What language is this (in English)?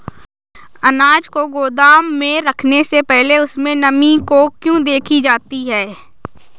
Hindi